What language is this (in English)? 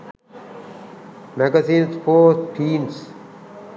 Sinhala